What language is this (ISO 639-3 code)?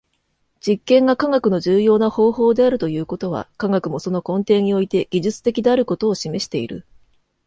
jpn